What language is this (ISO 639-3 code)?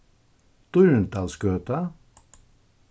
fao